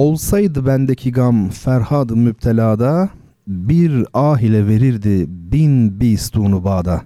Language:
Turkish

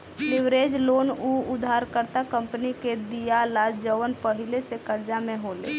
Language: Bhojpuri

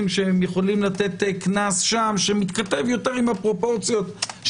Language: Hebrew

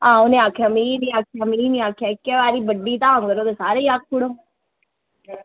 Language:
Dogri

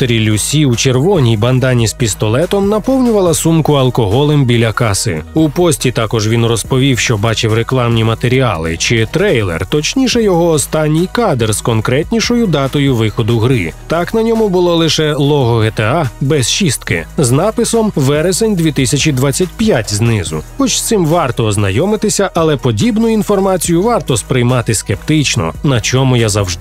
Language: Ukrainian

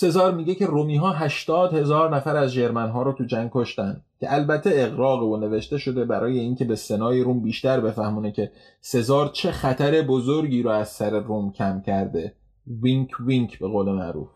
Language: Persian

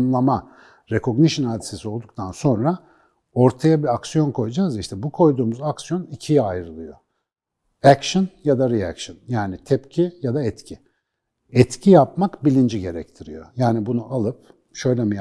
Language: Turkish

